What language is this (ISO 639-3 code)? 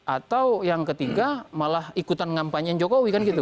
ind